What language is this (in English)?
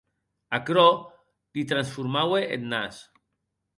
Occitan